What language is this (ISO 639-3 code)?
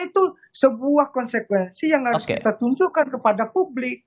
ind